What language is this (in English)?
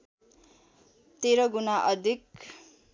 Nepali